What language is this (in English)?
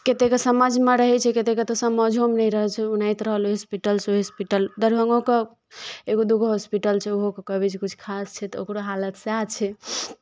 Maithili